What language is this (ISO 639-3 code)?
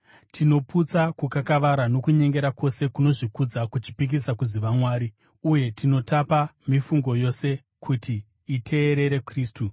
sna